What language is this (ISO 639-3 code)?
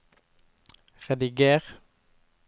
nor